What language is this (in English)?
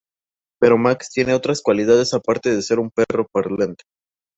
Spanish